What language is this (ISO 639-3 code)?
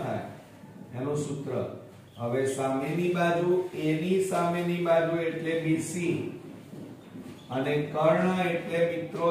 hin